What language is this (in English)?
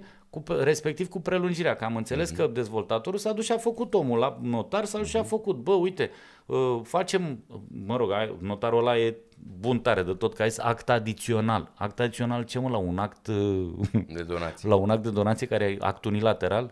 Romanian